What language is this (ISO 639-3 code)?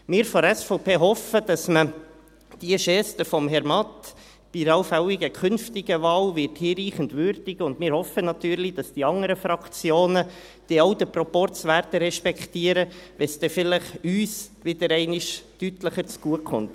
gsw